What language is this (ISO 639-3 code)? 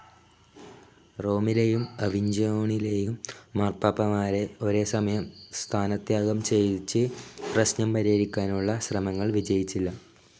mal